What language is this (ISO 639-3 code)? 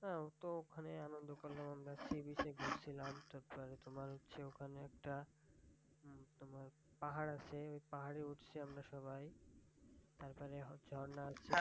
ben